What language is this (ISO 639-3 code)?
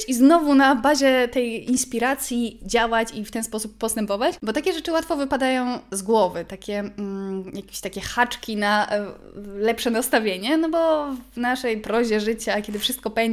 pol